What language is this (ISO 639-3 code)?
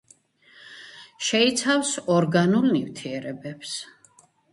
kat